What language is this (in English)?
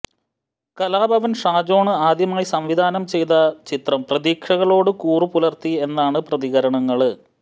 Malayalam